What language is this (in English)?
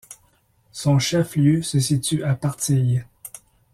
French